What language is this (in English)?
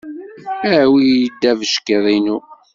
Kabyle